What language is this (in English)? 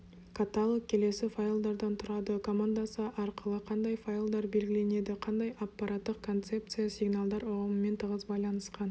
Kazakh